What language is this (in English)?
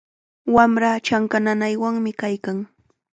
Chiquián Ancash Quechua